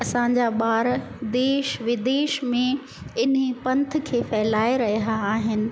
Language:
Sindhi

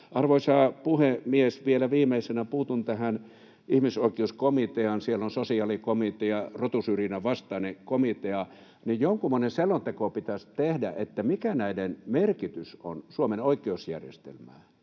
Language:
Finnish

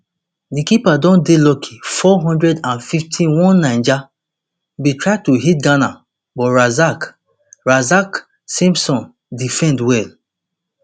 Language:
Nigerian Pidgin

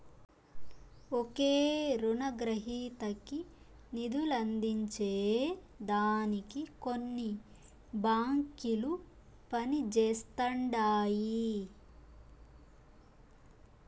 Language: Telugu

